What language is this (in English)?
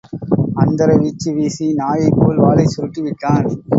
Tamil